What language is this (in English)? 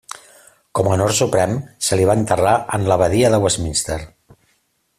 Catalan